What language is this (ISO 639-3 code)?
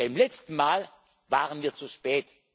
deu